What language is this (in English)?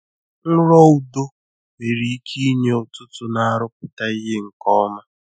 Igbo